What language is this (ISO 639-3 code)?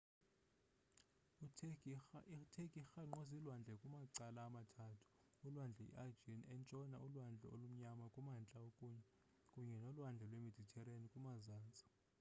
xho